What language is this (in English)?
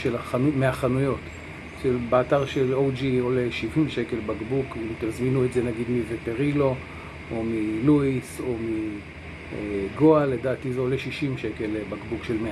Hebrew